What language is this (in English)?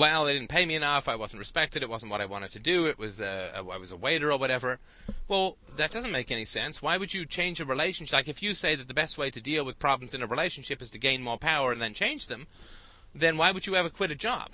English